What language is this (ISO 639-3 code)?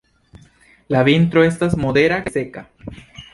epo